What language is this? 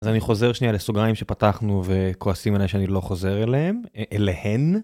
Hebrew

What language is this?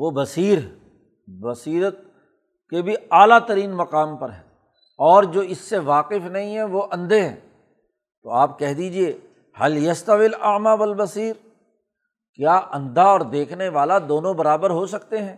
Urdu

